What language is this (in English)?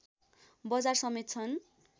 Nepali